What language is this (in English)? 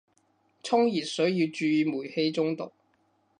Cantonese